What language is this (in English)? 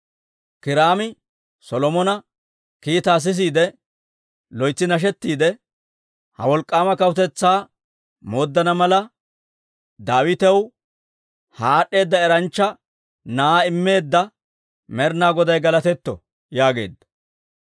Dawro